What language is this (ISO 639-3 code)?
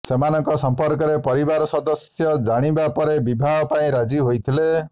ori